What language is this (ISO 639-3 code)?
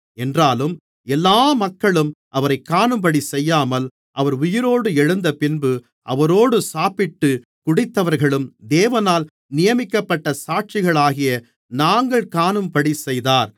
tam